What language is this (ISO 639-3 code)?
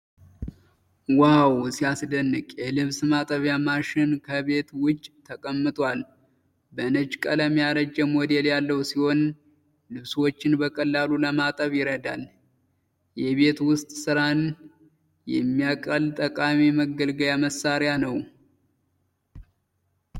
amh